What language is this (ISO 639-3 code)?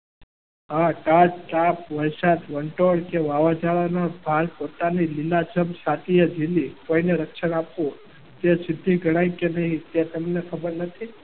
guj